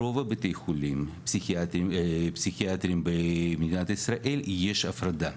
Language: Hebrew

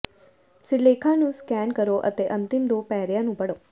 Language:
Punjabi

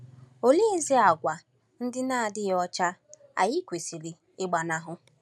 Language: Igbo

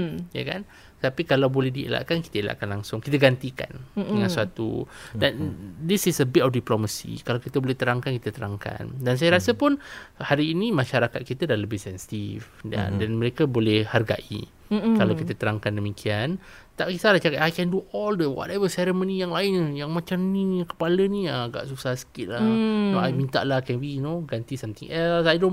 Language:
Malay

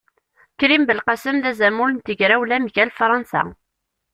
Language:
Kabyle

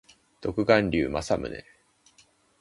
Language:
Japanese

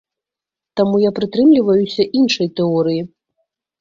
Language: Belarusian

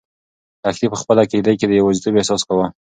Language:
Pashto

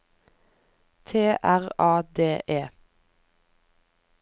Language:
Norwegian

